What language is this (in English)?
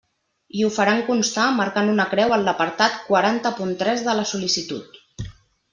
Catalan